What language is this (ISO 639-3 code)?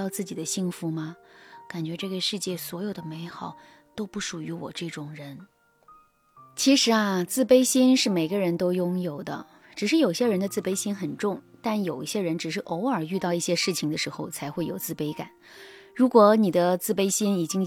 zho